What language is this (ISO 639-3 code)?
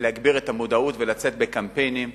heb